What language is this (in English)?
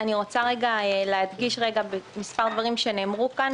Hebrew